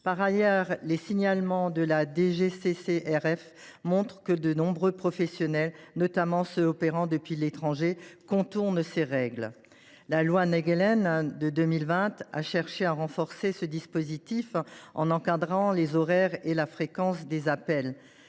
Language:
French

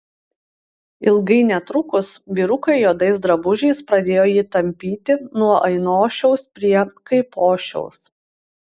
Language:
Lithuanian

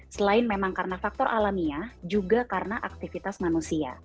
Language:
Indonesian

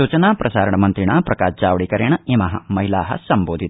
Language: Sanskrit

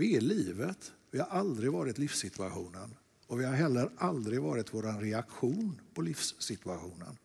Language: Swedish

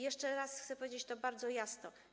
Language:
Polish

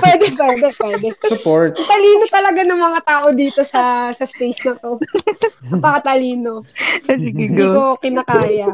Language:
Filipino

